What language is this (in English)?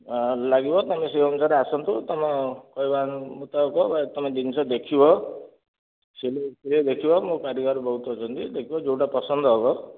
Odia